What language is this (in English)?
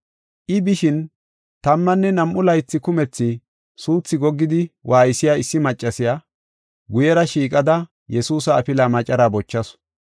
Gofa